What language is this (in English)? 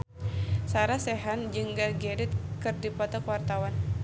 Sundanese